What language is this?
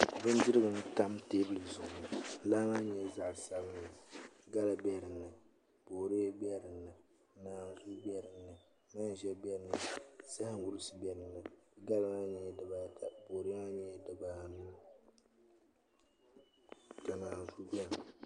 Dagbani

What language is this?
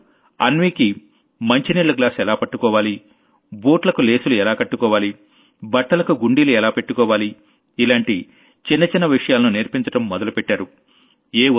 Telugu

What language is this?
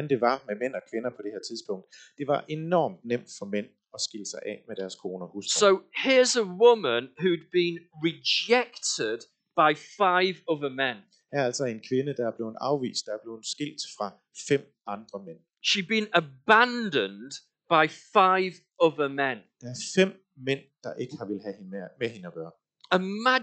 Danish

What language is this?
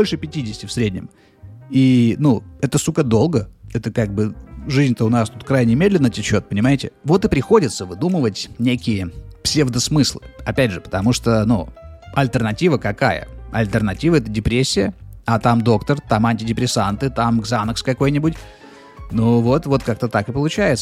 Russian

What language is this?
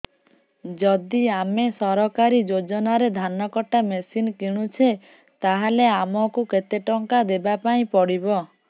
Odia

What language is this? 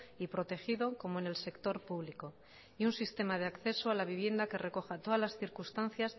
Spanish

